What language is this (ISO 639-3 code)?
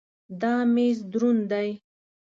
pus